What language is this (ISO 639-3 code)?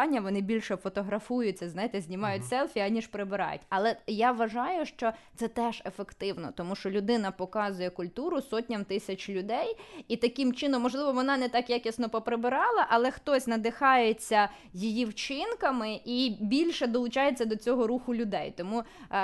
ukr